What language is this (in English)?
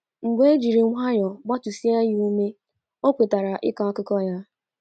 Igbo